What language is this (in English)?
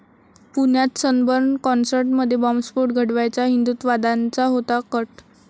Marathi